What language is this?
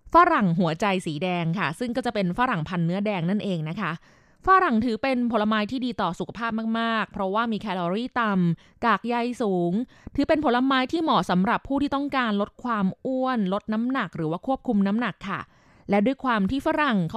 Thai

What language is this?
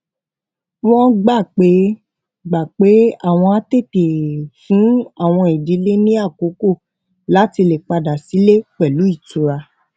Yoruba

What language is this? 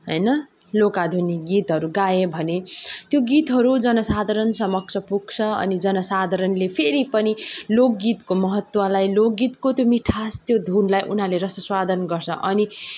Nepali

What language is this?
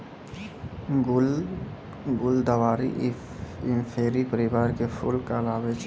Maithili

